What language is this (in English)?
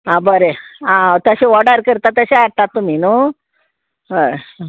Konkani